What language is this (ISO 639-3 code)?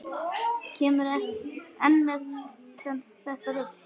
isl